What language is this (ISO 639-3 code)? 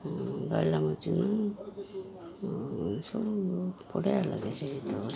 ori